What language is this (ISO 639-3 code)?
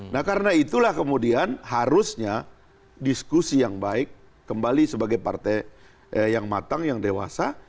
ind